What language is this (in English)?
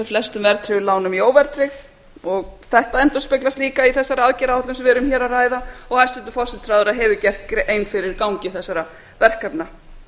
Icelandic